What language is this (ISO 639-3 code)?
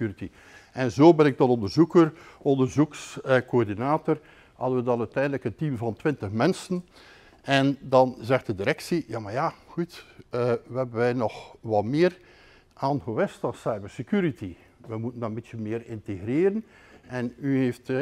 nld